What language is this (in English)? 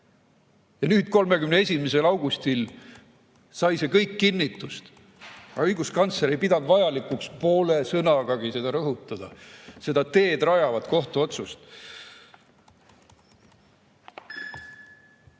Estonian